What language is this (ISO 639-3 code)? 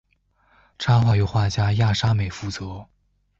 zho